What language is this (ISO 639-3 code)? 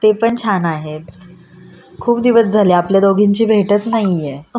mar